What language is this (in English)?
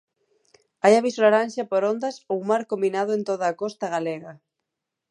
Galician